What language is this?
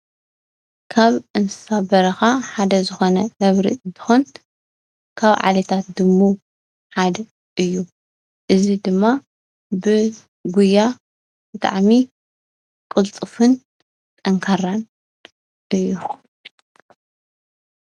Tigrinya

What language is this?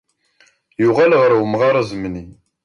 Kabyle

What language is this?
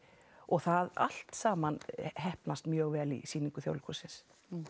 Icelandic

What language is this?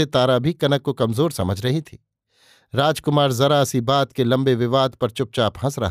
Hindi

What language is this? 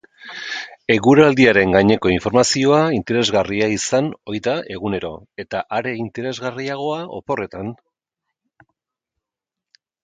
Basque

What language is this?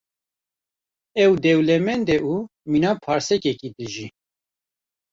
Kurdish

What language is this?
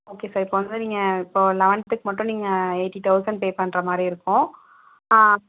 Tamil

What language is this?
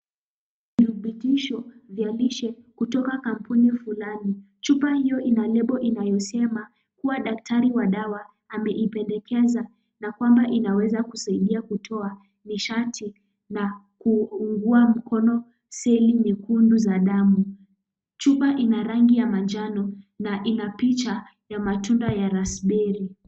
Swahili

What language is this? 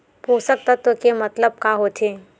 Chhattisgarhi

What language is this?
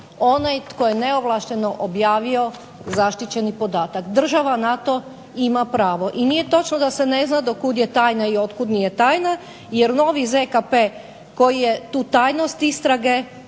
Croatian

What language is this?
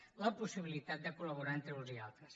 Catalan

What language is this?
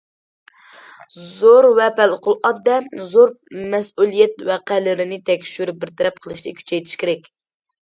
Uyghur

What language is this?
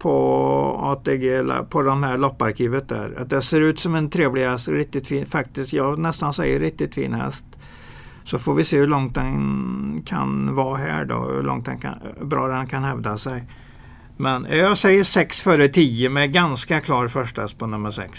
Swedish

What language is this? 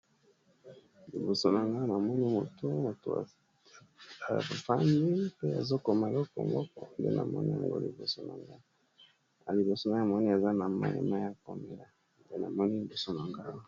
Lingala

